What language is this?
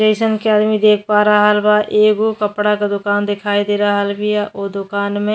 Bhojpuri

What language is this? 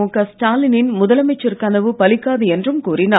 Tamil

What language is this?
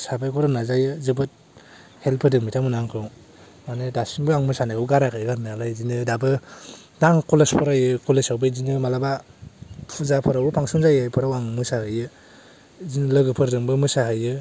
Bodo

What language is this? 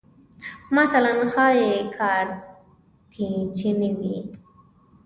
Pashto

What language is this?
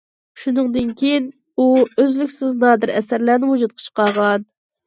Uyghur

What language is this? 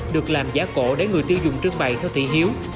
Vietnamese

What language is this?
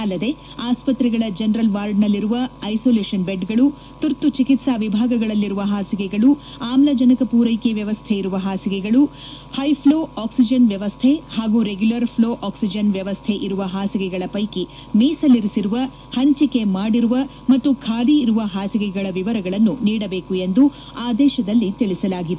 Kannada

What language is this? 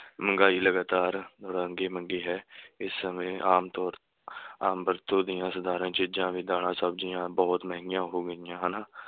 Punjabi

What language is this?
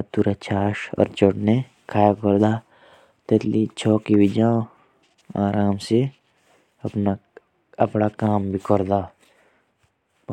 Jaunsari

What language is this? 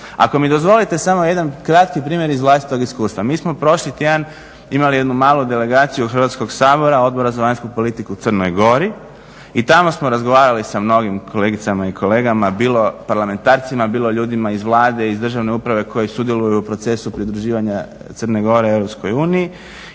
Croatian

